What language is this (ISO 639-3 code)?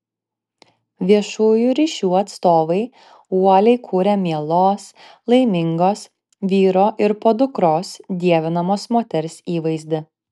lit